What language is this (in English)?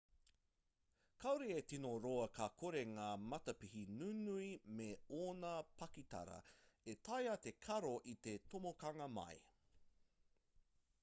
Māori